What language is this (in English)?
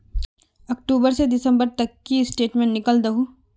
Magahi